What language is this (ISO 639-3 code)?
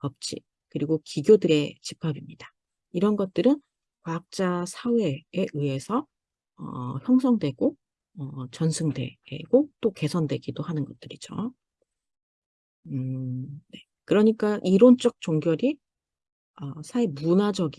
kor